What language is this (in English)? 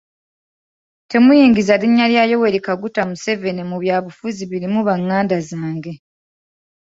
Ganda